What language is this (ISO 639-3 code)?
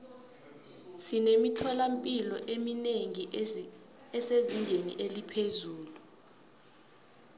nbl